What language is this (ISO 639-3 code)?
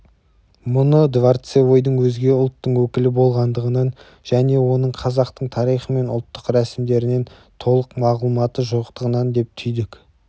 kaz